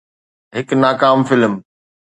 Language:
Sindhi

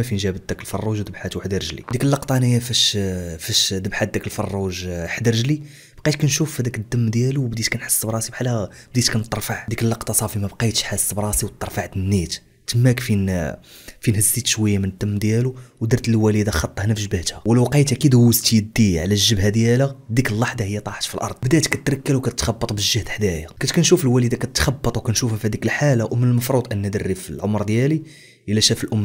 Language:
Arabic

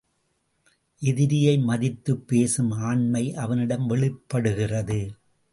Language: Tamil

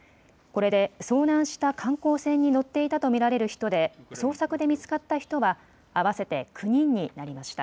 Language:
Japanese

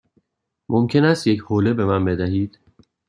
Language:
Persian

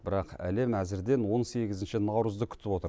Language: Kazakh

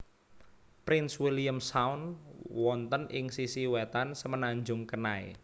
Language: Javanese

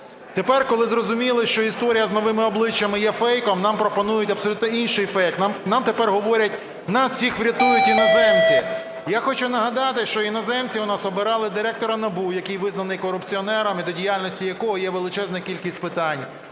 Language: Ukrainian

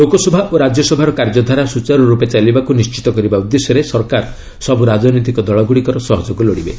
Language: Odia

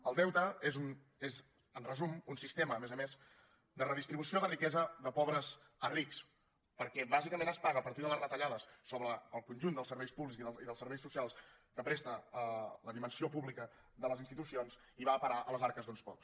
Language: Catalan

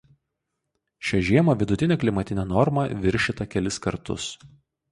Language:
Lithuanian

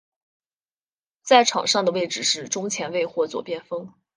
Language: Chinese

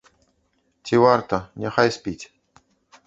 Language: Belarusian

